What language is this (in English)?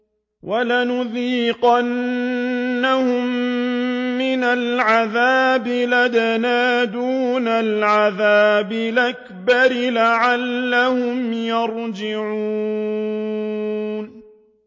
Arabic